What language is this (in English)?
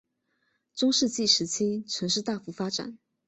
Chinese